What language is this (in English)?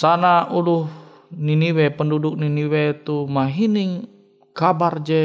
Indonesian